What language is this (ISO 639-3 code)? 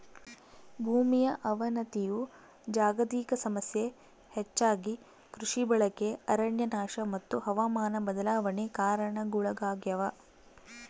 kan